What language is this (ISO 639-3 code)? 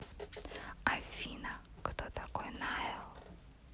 rus